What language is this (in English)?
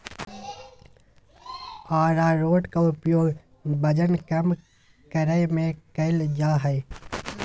Magahi